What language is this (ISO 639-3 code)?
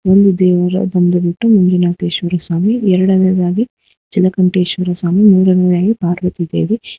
kan